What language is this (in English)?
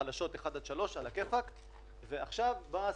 Hebrew